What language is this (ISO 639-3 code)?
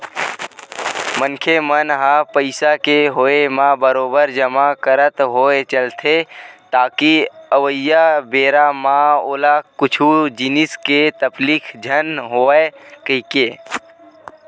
hne